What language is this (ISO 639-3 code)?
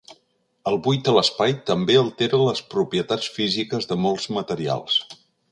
cat